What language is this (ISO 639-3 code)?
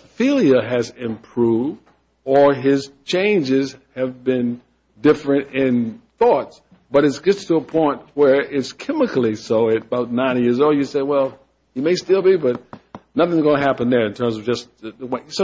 eng